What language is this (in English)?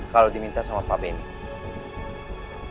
Indonesian